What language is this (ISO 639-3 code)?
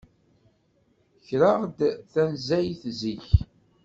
kab